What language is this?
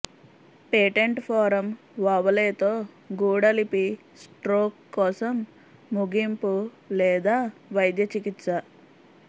Telugu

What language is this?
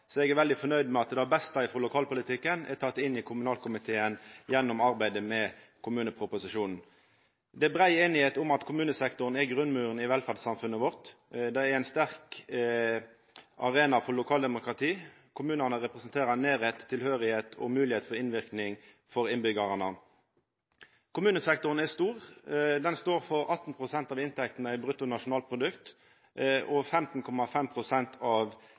Norwegian Nynorsk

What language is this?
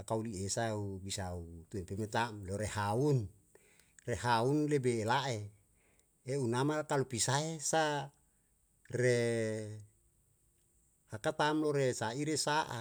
Yalahatan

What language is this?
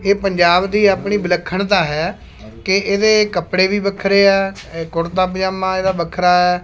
Punjabi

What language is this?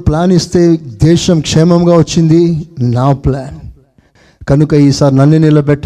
Telugu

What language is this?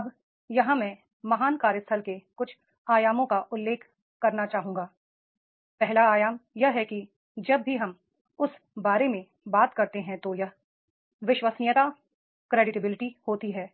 Hindi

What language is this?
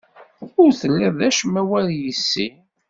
Kabyle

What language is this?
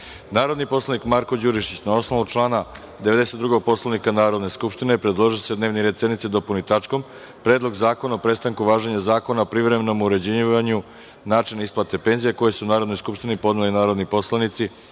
Serbian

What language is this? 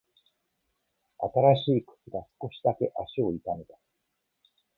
Japanese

